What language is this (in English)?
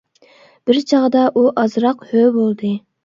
Uyghur